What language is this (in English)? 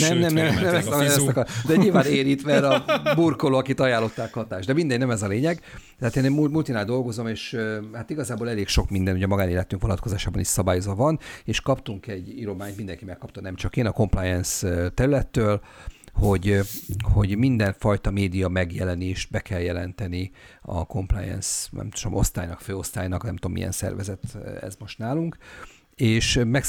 Hungarian